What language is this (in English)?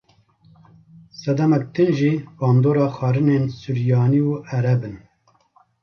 Kurdish